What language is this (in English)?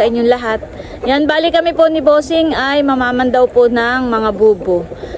Filipino